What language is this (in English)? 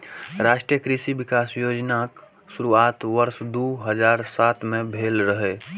Maithili